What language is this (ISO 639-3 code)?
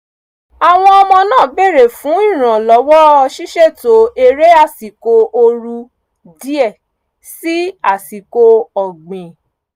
yor